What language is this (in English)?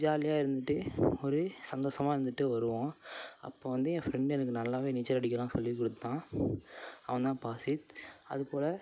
Tamil